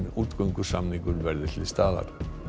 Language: Icelandic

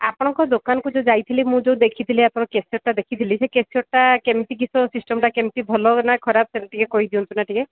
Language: Odia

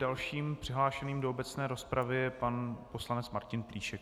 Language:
Czech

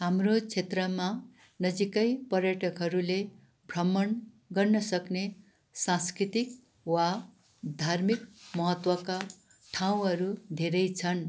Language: Nepali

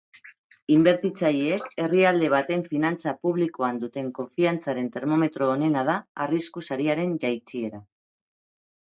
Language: Basque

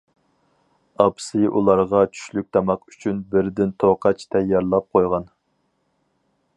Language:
Uyghur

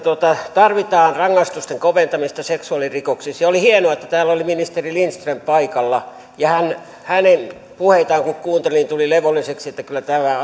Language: Finnish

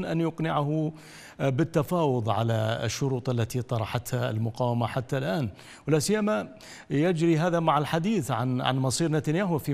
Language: Arabic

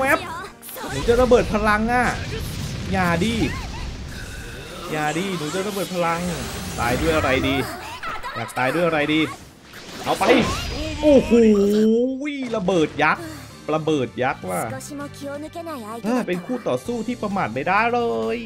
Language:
Thai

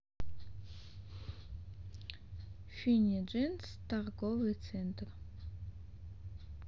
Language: Russian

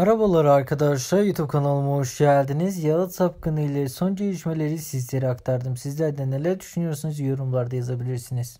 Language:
Turkish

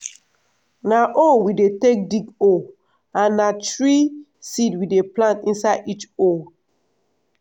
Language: Nigerian Pidgin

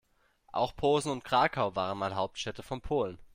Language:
German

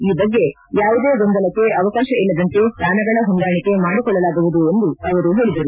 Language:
Kannada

